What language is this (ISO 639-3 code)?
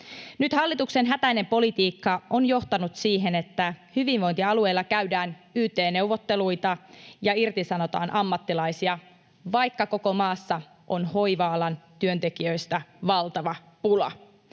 fin